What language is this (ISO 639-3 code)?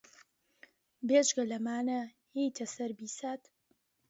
ckb